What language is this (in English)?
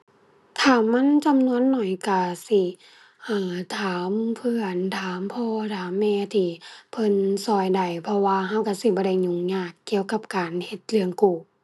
Thai